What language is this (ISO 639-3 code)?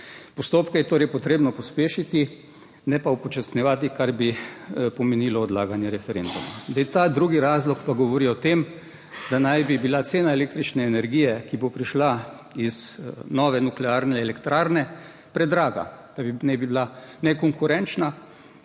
slv